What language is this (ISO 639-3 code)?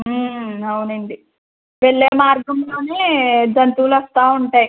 tel